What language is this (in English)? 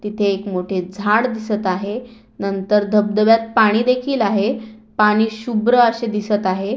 Marathi